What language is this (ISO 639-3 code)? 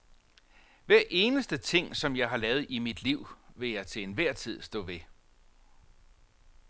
dan